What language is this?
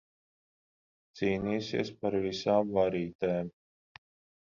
Latvian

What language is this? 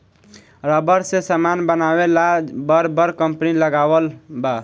Bhojpuri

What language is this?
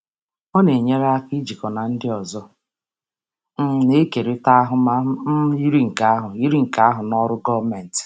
Igbo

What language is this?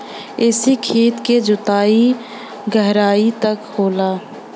Bhojpuri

